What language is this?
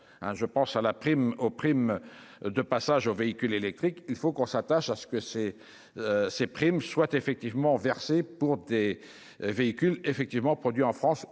French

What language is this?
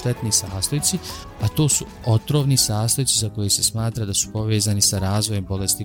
Croatian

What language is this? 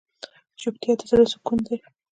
Pashto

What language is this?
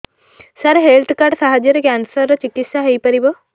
Odia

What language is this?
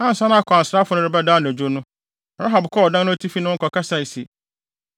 Akan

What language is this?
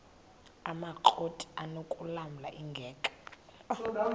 Xhosa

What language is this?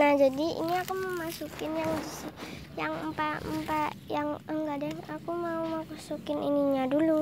Indonesian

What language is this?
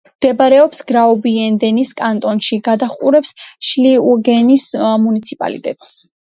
Georgian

